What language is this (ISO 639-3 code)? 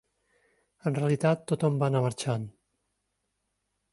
cat